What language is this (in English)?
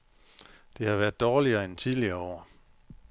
Danish